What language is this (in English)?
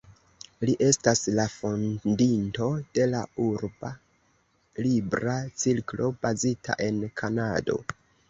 Esperanto